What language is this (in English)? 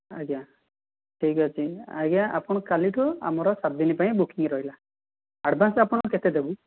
Odia